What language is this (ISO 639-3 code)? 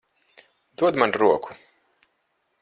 lav